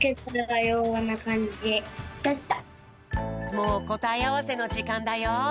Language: Japanese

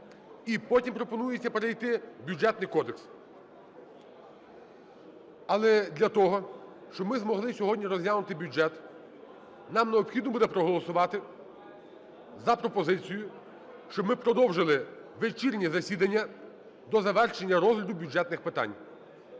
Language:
Ukrainian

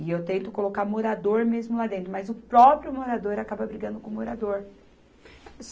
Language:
Portuguese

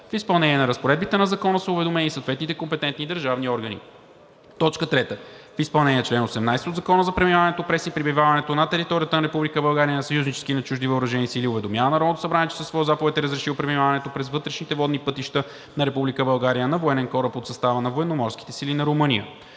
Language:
Bulgarian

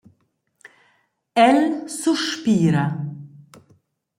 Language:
Romansh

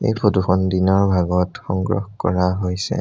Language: Assamese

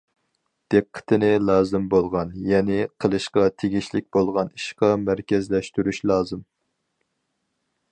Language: Uyghur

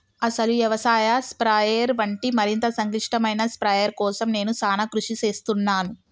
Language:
Telugu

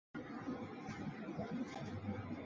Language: Chinese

